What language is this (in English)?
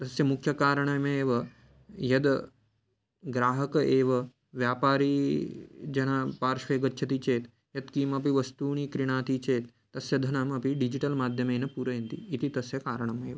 Sanskrit